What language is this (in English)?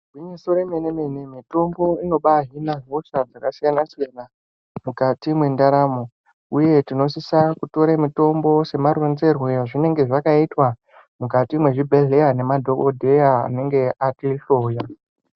Ndau